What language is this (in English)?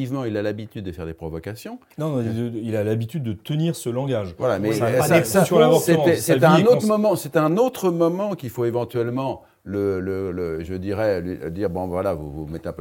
French